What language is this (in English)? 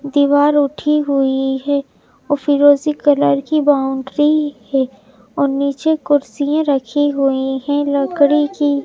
Hindi